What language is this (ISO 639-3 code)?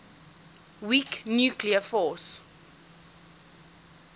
eng